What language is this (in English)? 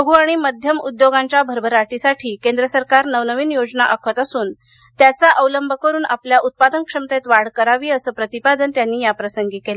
Marathi